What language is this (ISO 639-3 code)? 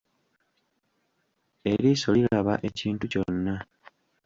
lug